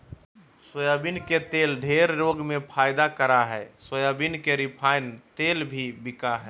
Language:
Magahi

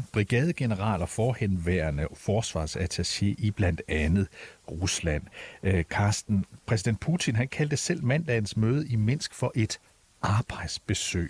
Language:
Danish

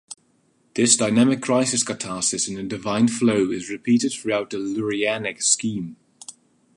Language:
English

